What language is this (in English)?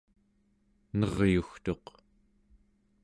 Central Yupik